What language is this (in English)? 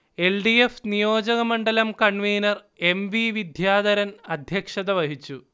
Malayalam